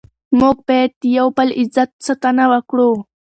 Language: Pashto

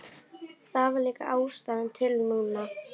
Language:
Icelandic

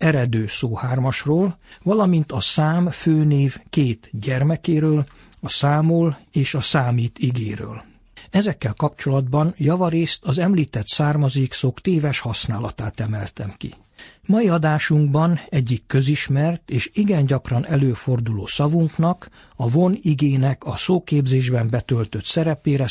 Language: Hungarian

